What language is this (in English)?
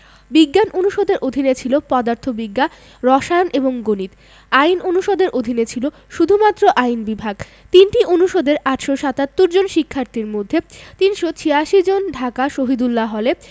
Bangla